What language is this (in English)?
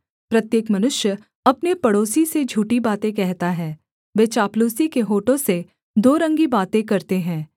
Hindi